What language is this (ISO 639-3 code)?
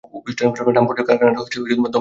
ben